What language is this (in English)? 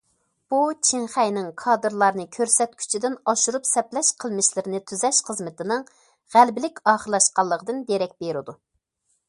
Uyghur